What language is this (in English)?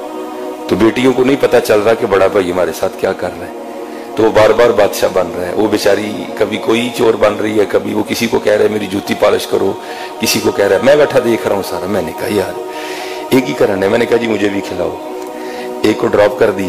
Hindi